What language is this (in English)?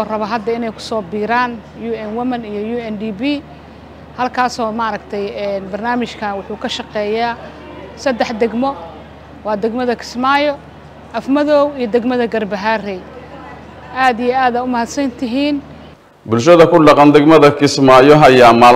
Arabic